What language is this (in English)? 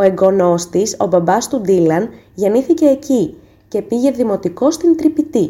Greek